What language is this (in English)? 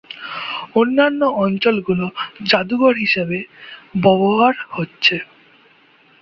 Bangla